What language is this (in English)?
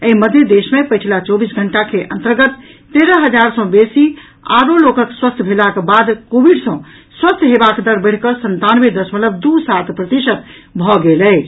Maithili